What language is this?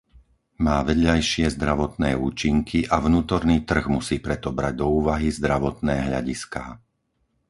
Slovak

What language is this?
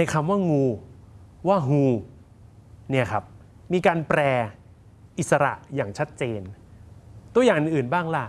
Thai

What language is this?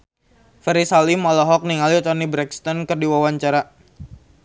Sundanese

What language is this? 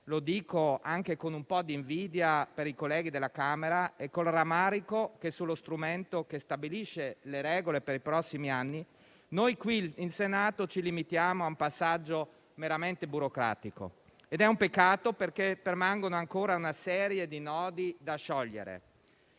Italian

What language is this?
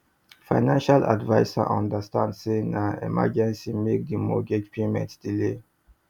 Nigerian Pidgin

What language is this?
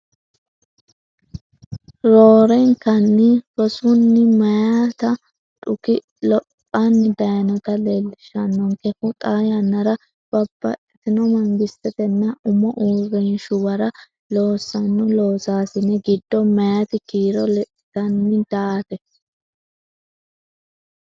Sidamo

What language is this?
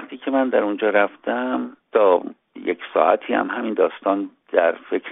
Persian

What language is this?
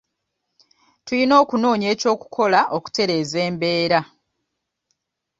Ganda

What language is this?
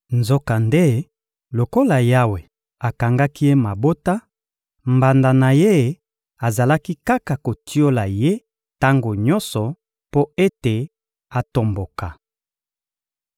Lingala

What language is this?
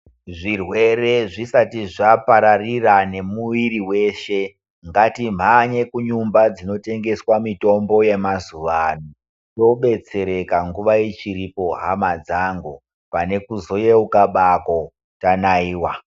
Ndau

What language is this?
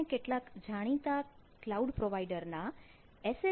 Gujarati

